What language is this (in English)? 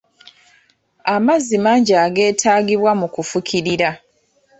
Ganda